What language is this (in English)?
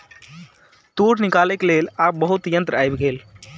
Maithili